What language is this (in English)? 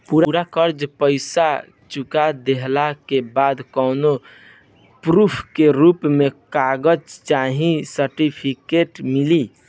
Bhojpuri